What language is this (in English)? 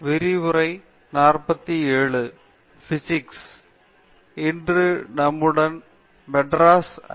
Tamil